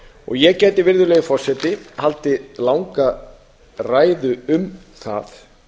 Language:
Icelandic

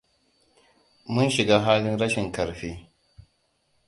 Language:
Hausa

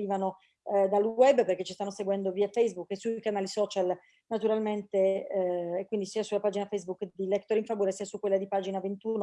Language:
Italian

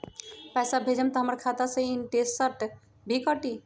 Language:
Magahi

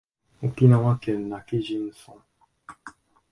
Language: Japanese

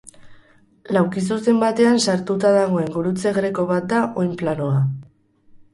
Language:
Basque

